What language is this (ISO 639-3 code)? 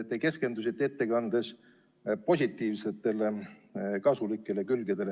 est